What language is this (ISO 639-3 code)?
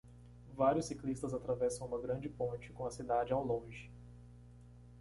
por